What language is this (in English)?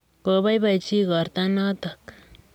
Kalenjin